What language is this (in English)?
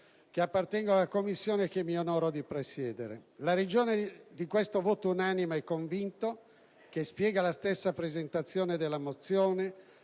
Italian